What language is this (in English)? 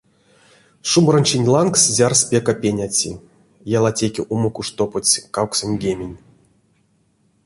Erzya